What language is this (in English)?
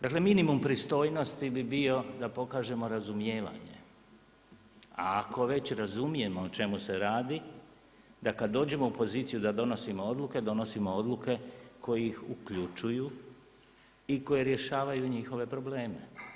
Croatian